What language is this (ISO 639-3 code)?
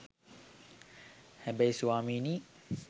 sin